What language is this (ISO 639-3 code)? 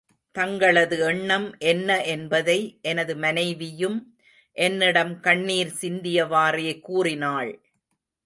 tam